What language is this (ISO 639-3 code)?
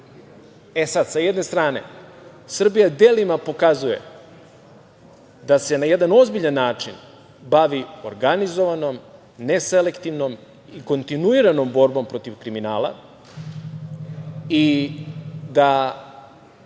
srp